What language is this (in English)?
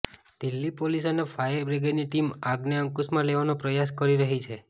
Gujarati